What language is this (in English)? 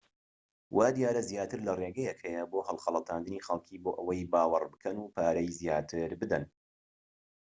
Central Kurdish